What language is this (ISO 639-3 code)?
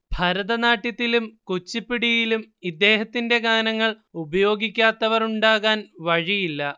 mal